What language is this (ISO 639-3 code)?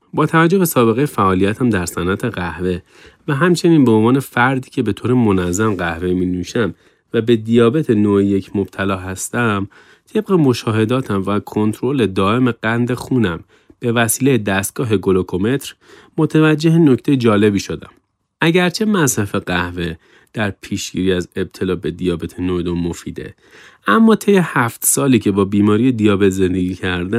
fas